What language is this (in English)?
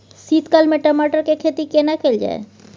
Maithili